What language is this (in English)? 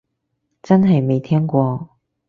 Cantonese